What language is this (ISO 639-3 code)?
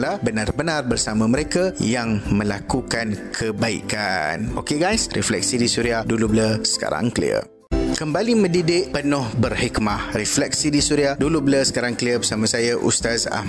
msa